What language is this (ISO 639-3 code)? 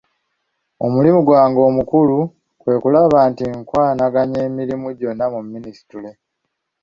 lug